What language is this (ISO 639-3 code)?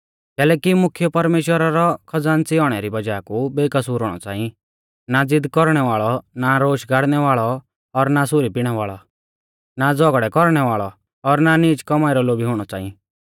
bfz